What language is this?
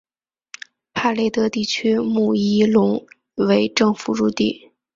Chinese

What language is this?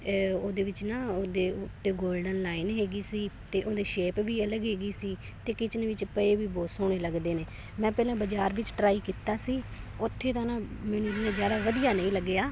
Punjabi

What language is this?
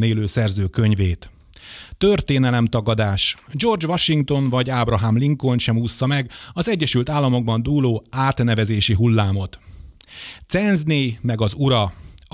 Hungarian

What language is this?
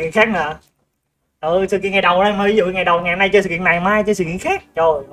Vietnamese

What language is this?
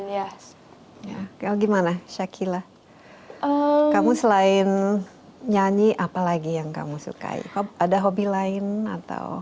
Indonesian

